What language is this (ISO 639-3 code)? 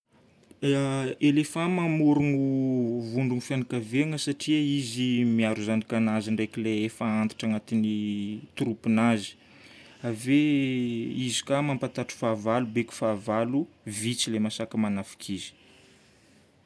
bmm